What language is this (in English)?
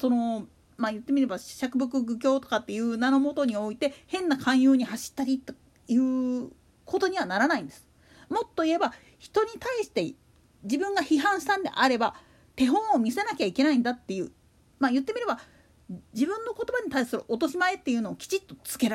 Japanese